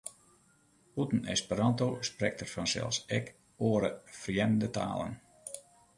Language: Western Frisian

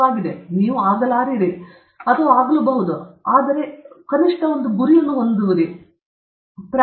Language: Kannada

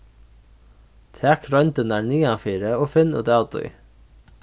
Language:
Faroese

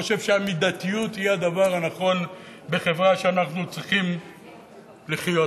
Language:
Hebrew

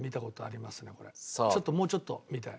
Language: Japanese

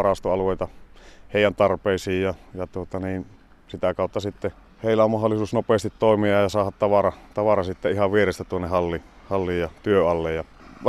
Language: Finnish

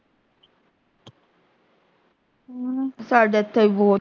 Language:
Punjabi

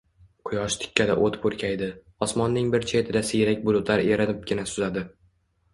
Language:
Uzbek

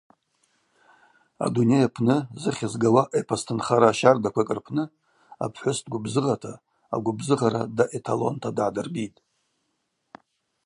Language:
Abaza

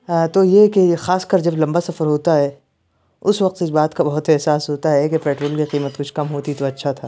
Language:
Urdu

